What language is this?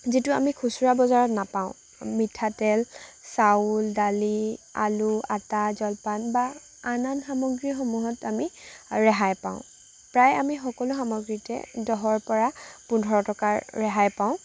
Assamese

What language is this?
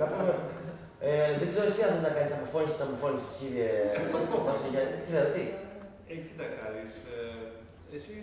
Greek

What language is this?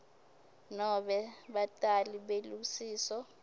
Swati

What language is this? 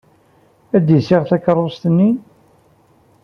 Kabyle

